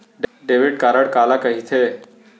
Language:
Chhattisgarhi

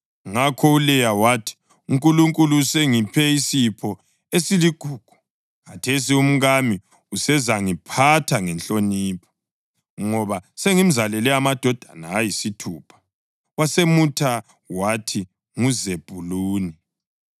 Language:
North Ndebele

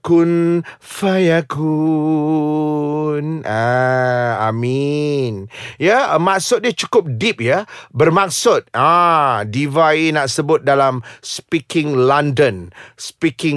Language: Malay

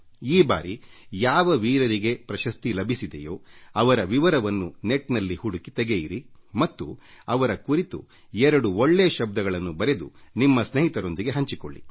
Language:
Kannada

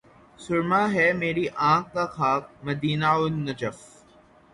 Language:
Urdu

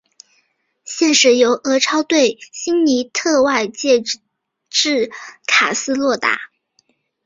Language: Chinese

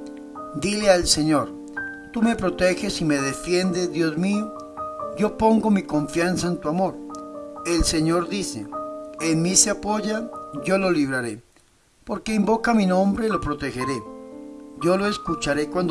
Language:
Spanish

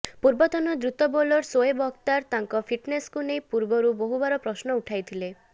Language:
Odia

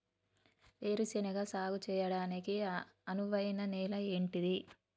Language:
Telugu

